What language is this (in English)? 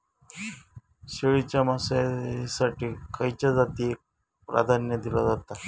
Marathi